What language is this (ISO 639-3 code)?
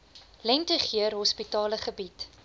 afr